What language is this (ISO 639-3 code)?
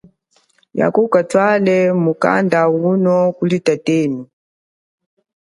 cjk